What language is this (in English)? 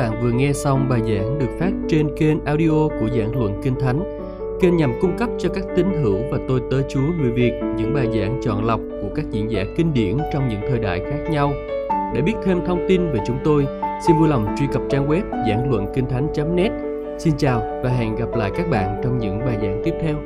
Vietnamese